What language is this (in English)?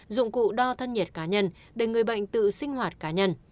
Vietnamese